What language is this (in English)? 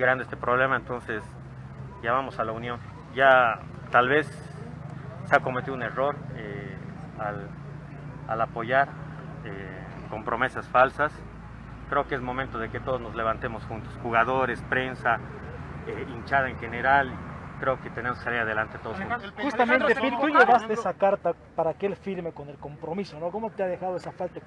Spanish